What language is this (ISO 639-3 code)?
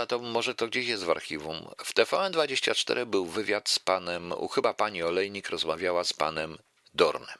pol